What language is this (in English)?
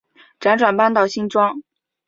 Chinese